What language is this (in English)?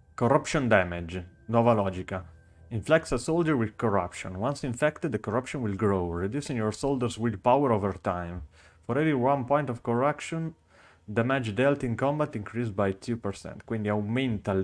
Italian